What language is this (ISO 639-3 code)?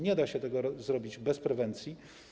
pol